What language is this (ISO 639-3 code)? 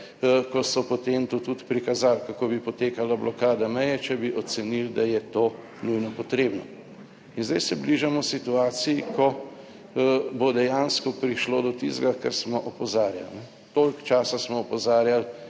slv